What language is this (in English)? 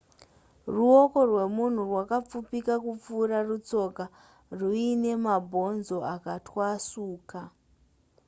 Shona